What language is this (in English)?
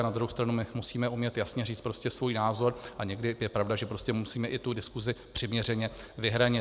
Czech